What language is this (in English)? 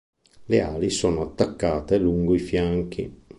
Italian